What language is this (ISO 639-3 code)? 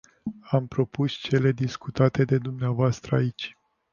ron